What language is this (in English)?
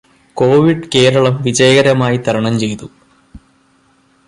Malayalam